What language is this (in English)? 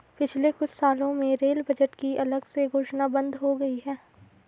Hindi